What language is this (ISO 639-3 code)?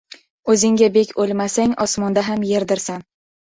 uzb